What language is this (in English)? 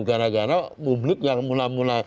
Indonesian